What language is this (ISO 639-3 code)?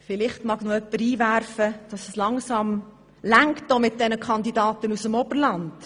gsw